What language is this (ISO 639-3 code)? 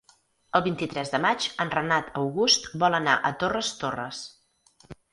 cat